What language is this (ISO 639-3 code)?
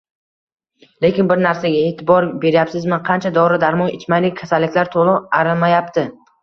uzb